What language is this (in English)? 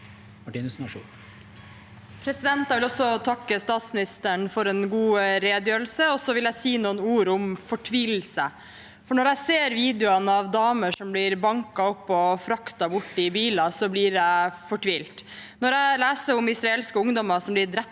Norwegian